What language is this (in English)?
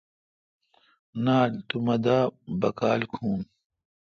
Kalkoti